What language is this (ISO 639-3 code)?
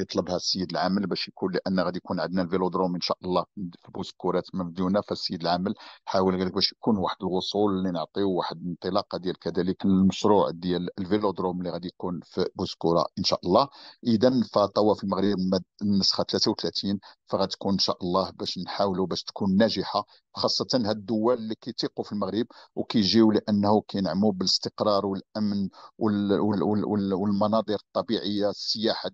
ara